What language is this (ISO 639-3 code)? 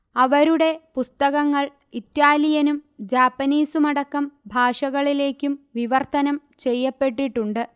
mal